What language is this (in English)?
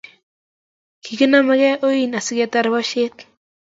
Kalenjin